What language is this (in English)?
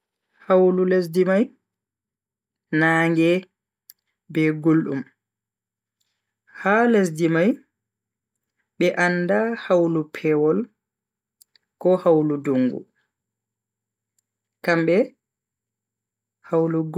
Bagirmi Fulfulde